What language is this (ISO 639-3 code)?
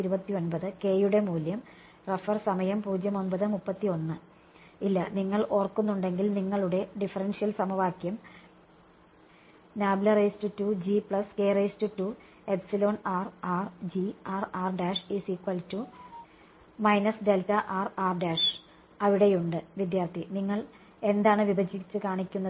mal